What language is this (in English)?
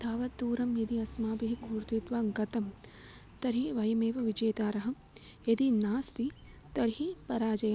Sanskrit